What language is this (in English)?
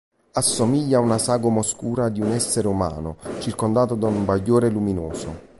Italian